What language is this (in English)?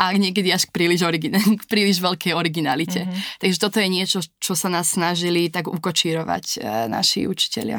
Slovak